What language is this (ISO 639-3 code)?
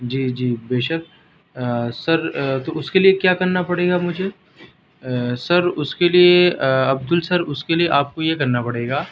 urd